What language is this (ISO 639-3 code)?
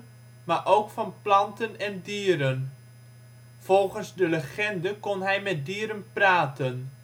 nld